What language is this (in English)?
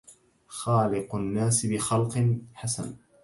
Arabic